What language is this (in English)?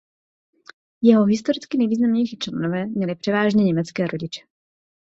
Czech